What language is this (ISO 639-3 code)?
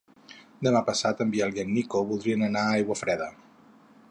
cat